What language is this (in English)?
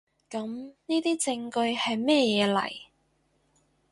Cantonese